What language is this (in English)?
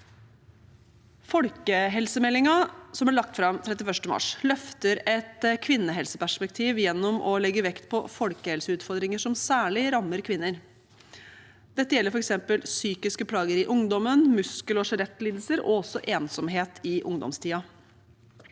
Norwegian